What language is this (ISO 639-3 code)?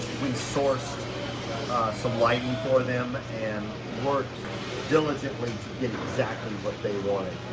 eng